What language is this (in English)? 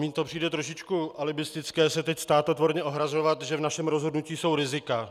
Czech